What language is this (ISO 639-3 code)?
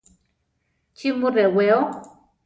tar